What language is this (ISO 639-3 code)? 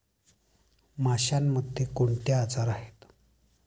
mar